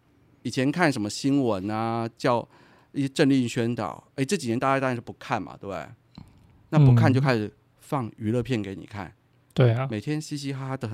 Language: Chinese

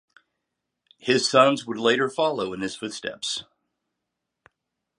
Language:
English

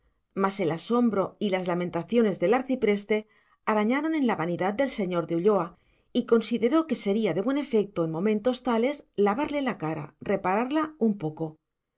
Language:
Spanish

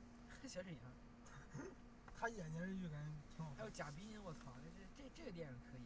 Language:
Chinese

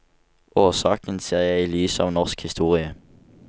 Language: Norwegian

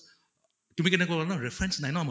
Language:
Assamese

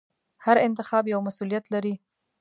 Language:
Pashto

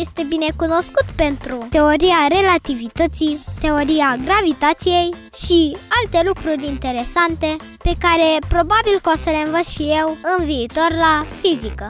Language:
Romanian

